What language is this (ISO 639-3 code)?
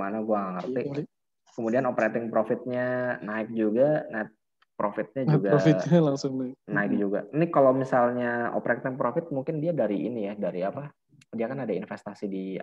ind